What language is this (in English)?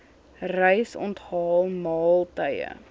Afrikaans